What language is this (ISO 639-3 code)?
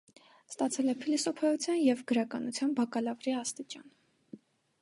hye